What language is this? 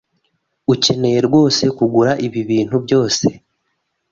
Kinyarwanda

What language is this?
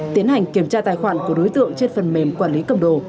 Vietnamese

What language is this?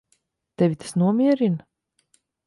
Latvian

